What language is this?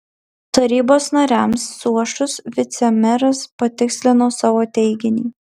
Lithuanian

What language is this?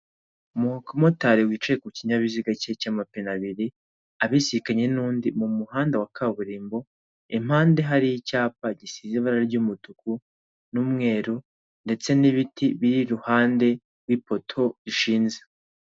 Kinyarwanda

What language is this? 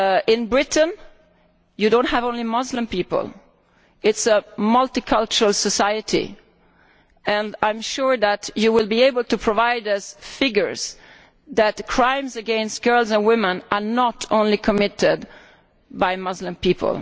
English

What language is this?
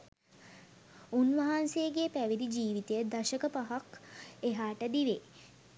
Sinhala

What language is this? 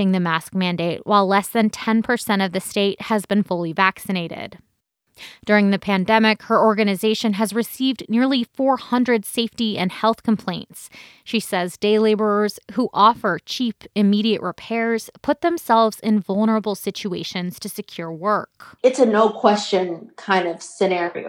English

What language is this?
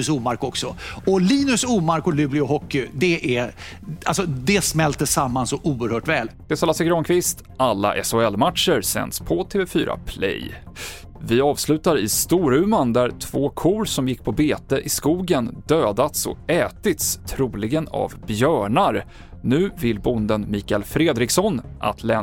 Swedish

